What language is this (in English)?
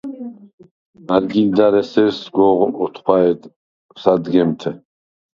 Svan